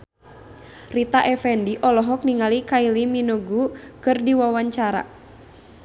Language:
Sundanese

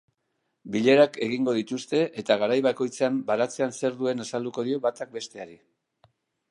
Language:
Basque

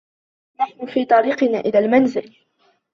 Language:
Arabic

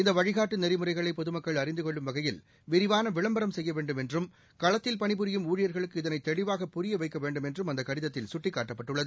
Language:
Tamil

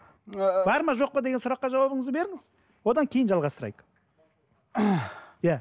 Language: Kazakh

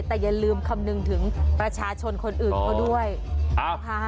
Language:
Thai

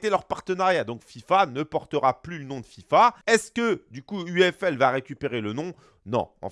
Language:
French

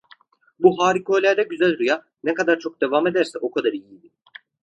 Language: Turkish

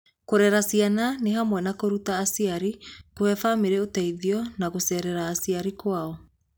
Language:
Kikuyu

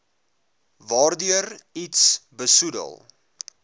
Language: Afrikaans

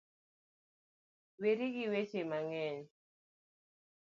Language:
Luo (Kenya and Tanzania)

